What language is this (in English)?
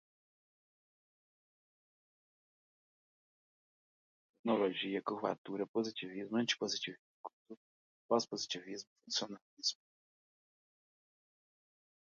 Portuguese